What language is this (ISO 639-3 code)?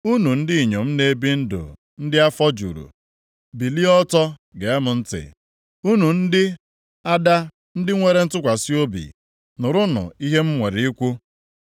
ibo